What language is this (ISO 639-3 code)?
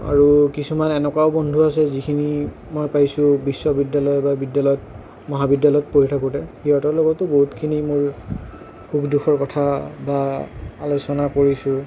asm